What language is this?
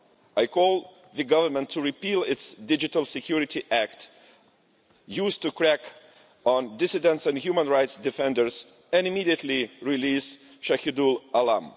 English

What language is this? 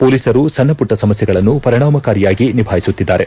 Kannada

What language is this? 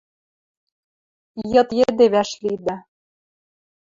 Western Mari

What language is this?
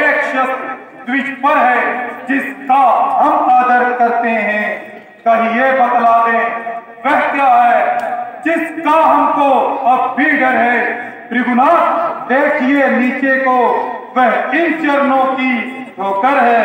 Arabic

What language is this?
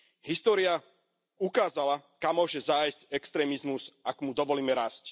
Slovak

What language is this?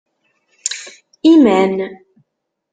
Kabyle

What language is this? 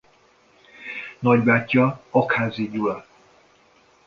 Hungarian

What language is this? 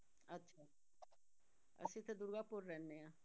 Punjabi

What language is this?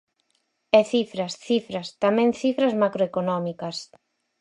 Galician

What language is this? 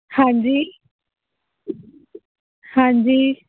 Punjabi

